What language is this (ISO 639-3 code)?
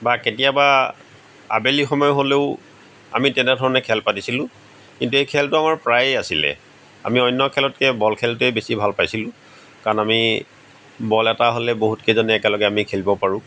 asm